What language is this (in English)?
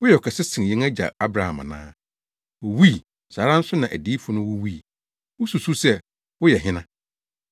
Akan